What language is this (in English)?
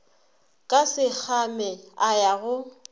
Northern Sotho